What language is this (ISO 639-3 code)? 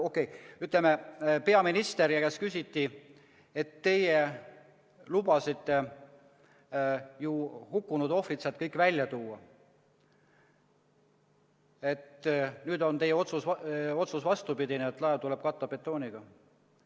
est